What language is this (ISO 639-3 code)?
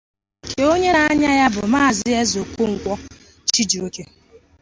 ibo